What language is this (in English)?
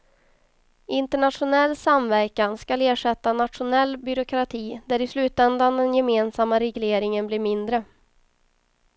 Swedish